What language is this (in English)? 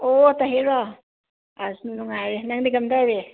Manipuri